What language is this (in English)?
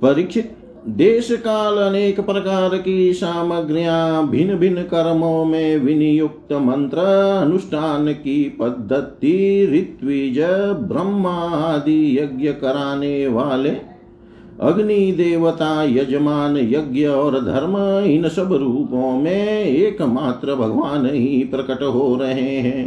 Hindi